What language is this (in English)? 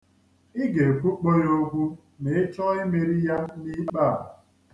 Igbo